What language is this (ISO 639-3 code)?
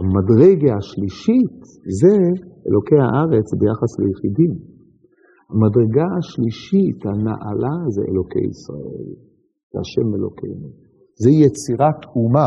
heb